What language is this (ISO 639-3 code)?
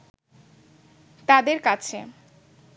ben